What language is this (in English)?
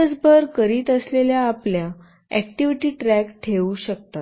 Marathi